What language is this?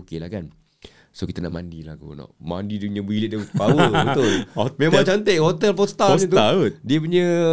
Malay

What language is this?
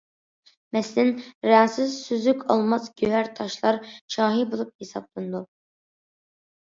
Uyghur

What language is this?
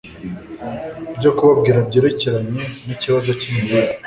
Kinyarwanda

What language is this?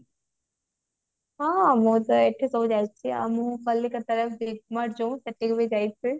Odia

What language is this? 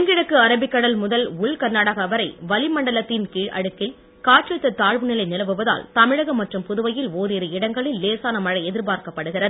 Tamil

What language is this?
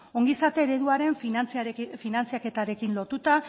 Basque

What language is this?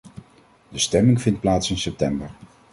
Dutch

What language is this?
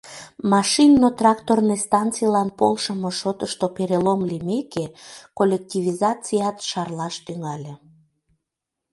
Mari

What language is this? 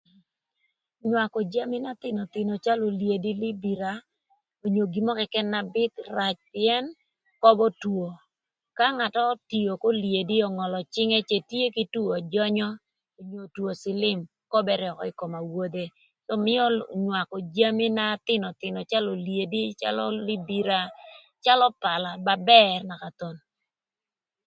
Thur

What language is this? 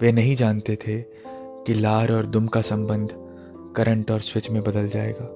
Hindi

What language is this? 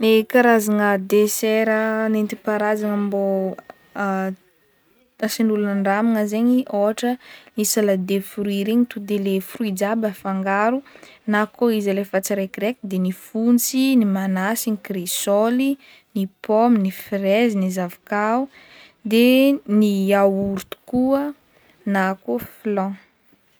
Northern Betsimisaraka Malagasy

